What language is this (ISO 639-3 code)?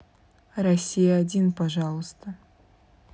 rus